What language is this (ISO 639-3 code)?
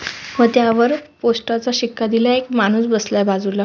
mar